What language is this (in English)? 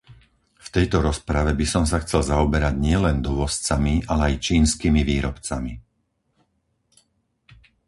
Slovak